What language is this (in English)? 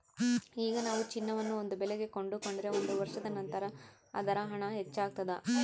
Kannada